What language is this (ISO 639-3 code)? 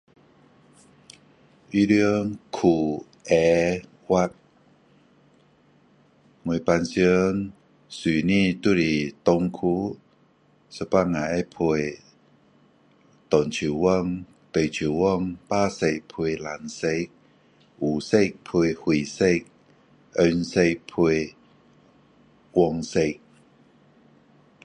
cdo